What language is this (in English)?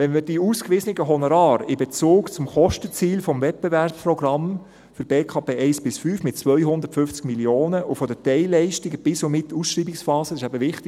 Swiss German